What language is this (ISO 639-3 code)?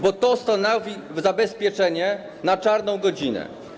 pol